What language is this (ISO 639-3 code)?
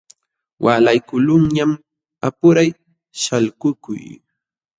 qxw